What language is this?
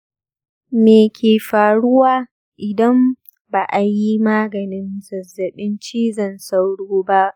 Hausa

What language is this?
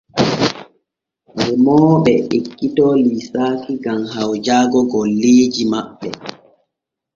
Borgu Fulfulde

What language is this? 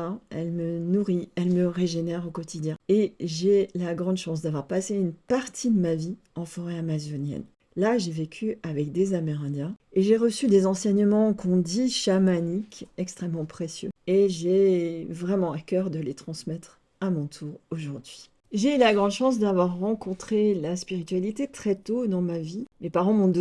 French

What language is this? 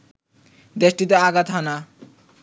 Bangla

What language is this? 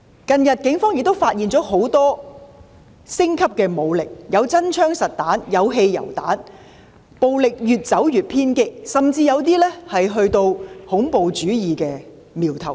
Cantonese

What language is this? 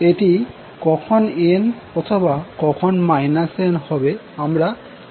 Bangla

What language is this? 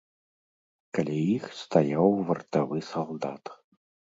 Belarusian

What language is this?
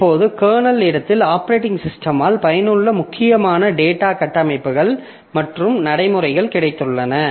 Tamil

